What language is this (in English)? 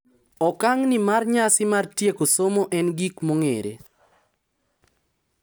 Luo (Kenya and Tanzania)